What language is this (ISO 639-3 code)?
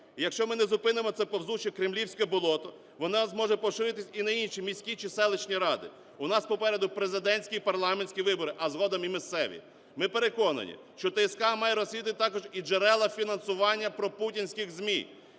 ukr